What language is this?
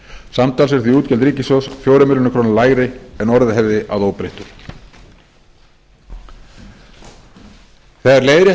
Icelandic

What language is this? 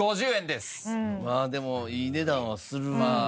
Japanese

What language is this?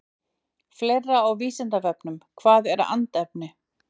Icelandic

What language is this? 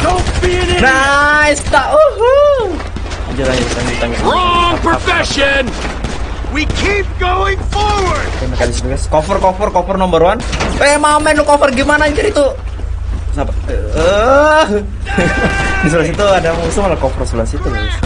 Indonesian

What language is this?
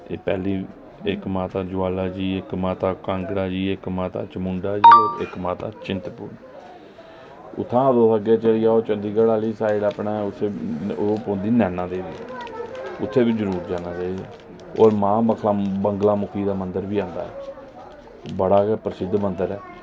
Dogri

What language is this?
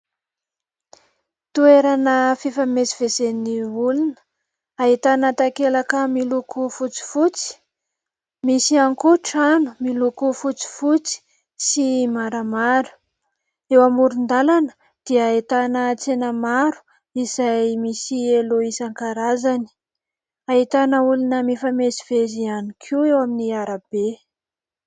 Malagasy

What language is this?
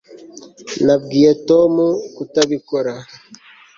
Kinyarwanda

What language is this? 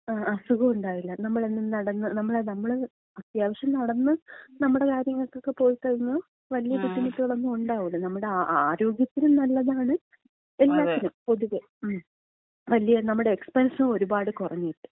Malayalam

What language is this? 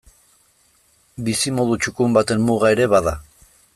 Basque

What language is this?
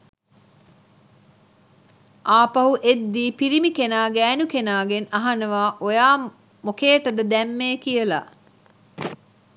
Sinhala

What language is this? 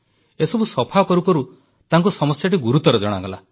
Odia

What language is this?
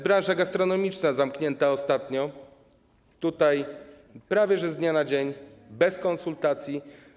Polish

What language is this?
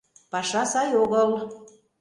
Mari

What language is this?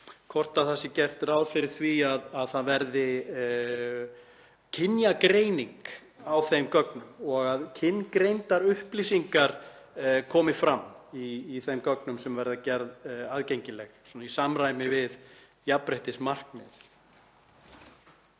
Icelandic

